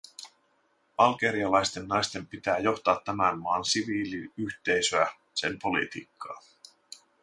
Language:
Finnish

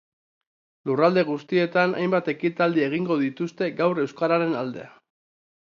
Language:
Basque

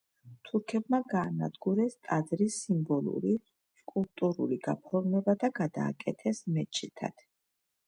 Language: Georgian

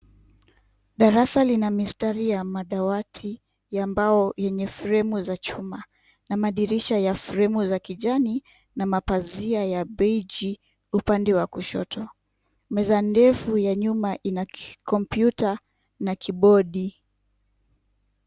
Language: Swahili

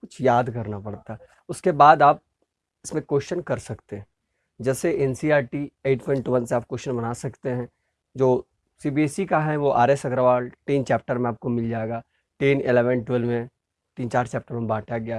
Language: Hindi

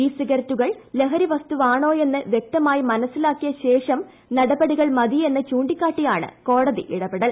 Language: Malayalam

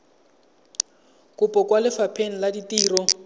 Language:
Tswana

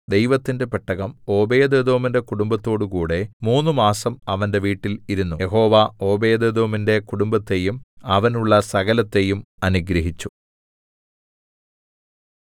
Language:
Malayalam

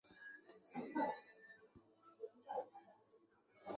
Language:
Basque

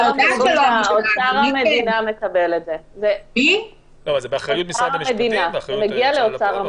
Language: Hebrew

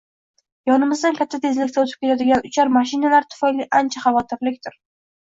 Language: Uzbek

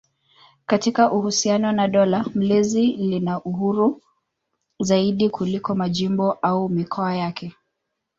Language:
Swahili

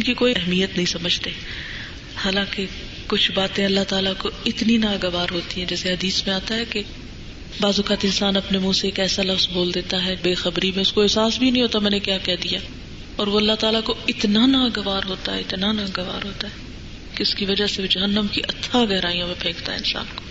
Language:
Urdu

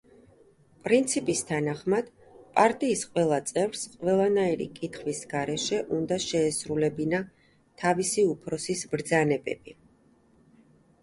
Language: Georgian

